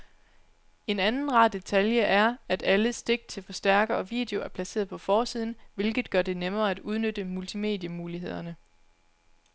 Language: Danish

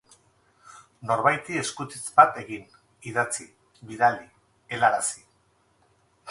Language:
Basque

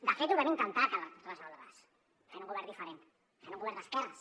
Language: Catalan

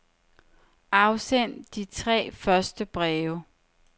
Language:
Danish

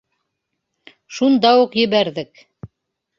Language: Bashkir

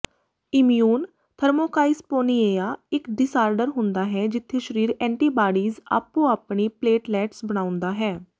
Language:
Punjabi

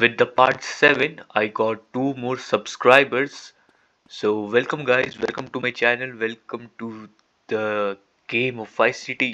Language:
English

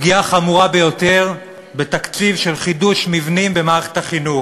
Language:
Hebrew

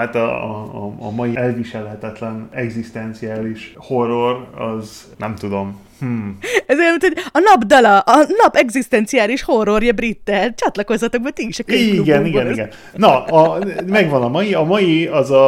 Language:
Hungarian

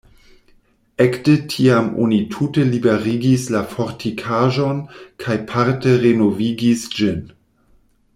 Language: Esperanto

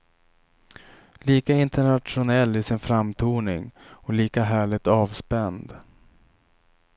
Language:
Swedish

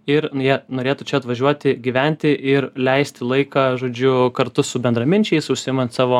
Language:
Lithuanian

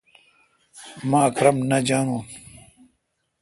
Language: Kalkoti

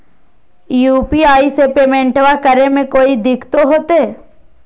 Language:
Magahi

